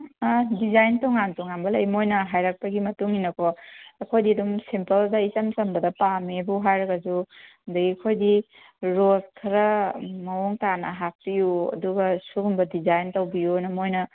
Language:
Manipuri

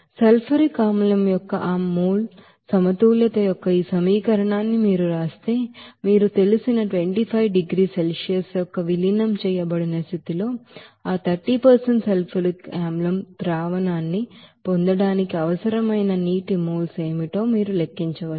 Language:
Telugu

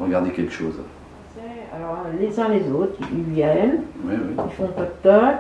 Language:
French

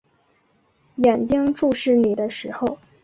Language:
Chinese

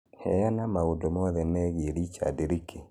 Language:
Kikuyu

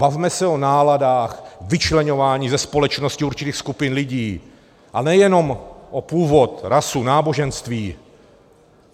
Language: Czech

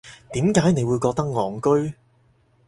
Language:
Cantonese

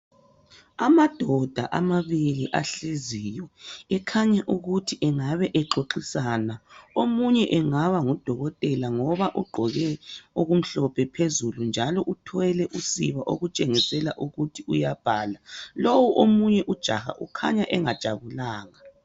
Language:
North Ndebele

